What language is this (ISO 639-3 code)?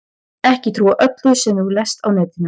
isl